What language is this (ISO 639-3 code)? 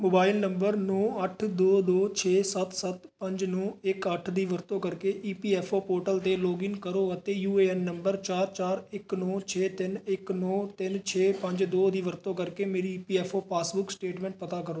pan